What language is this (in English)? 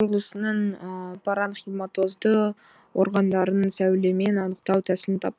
Kazakh